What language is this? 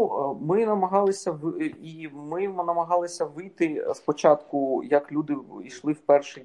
Ukrainian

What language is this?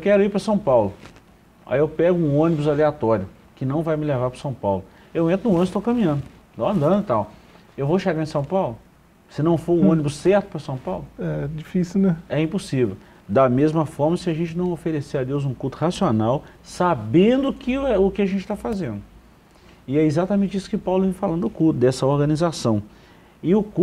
Portuguese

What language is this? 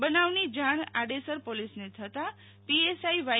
Gujarati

